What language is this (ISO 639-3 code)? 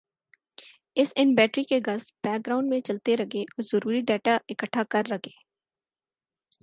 urd